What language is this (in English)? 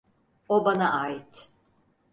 Turkish